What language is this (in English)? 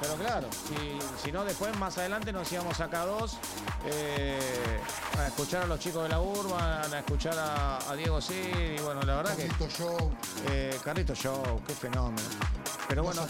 Spanish